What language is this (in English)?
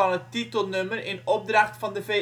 Dutch